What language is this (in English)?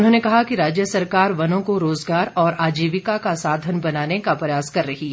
Hindi